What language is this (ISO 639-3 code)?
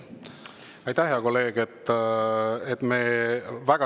est